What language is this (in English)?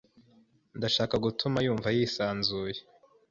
Kinyarwanda